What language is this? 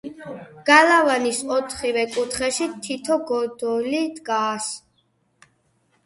Georgian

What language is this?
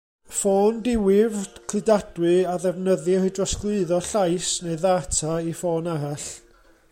Welsh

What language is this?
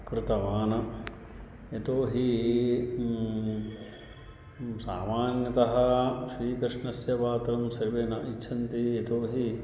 Sanskrit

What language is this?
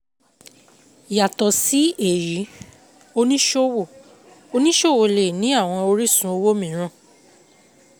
Yoruba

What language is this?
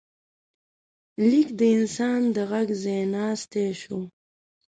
Pashto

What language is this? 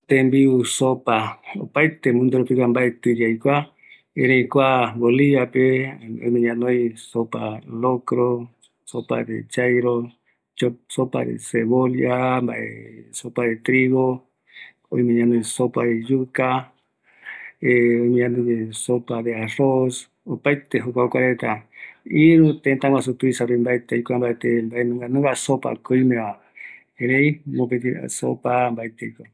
Eastern Bolivian Guaraní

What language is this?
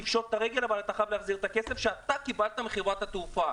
Hebrew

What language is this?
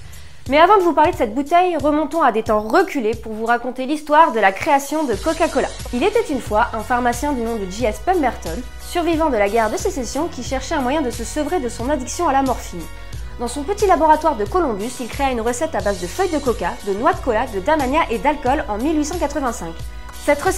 French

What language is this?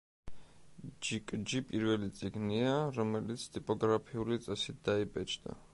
Georgian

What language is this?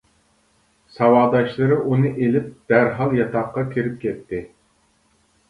Uyghur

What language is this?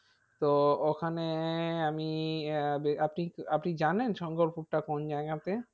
Bangla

